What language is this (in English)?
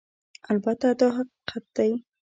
Pashto